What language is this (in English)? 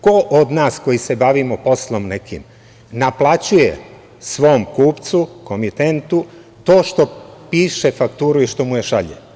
Serbian